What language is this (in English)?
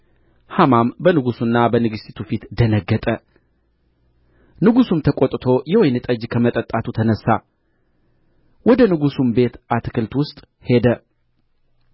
Amharic